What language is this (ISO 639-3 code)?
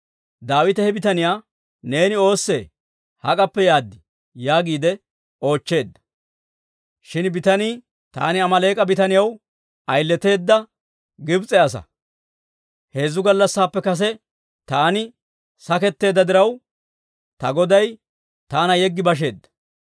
dwr